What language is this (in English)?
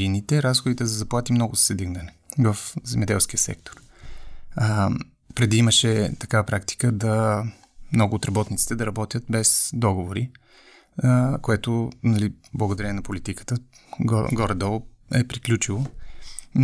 Bulgarian